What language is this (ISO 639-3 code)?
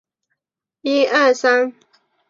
zho